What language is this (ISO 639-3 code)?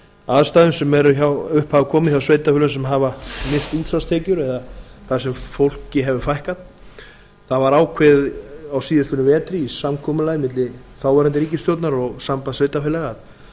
isl